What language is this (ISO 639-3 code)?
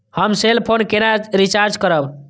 mai